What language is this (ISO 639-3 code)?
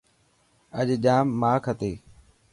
mki